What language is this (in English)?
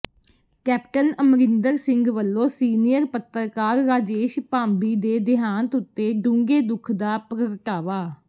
Punjabi